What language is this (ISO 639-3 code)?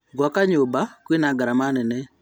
kik